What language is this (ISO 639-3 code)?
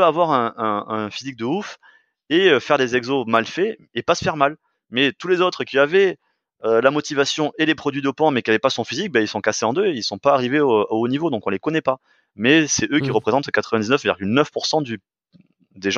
fra